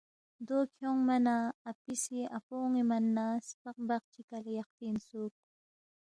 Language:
Balti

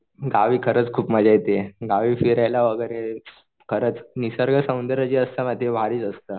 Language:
Marathi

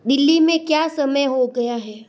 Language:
Hindi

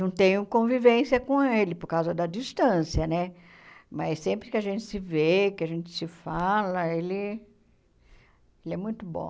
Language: Portuguese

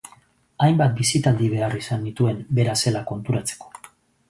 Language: Basque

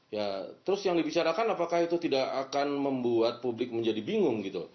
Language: Indonesian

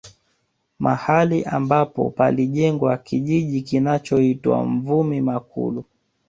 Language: Swahili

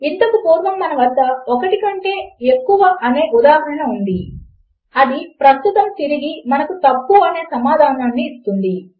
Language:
Telugu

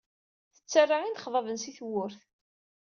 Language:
Kabyle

